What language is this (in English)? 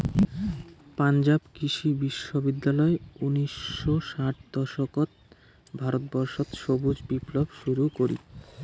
Bangla